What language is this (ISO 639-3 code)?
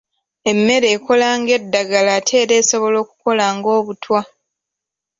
lug